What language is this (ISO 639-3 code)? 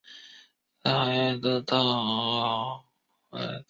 zho